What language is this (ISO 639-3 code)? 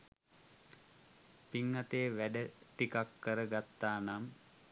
sin